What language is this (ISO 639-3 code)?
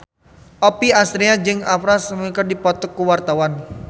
sun